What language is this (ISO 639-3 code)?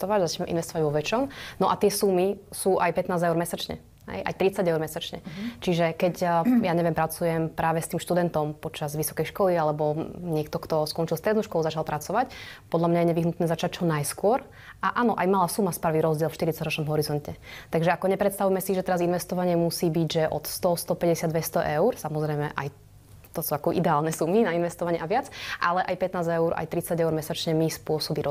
slk